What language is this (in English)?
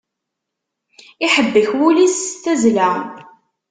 Kabyle